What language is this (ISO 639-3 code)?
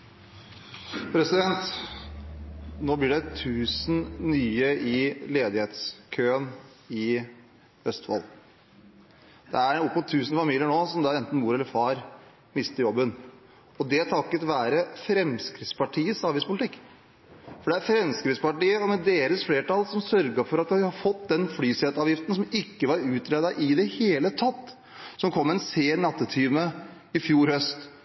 nob